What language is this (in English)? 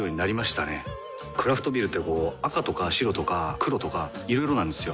Japanese